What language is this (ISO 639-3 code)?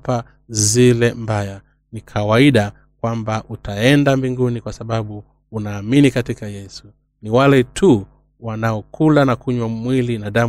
swa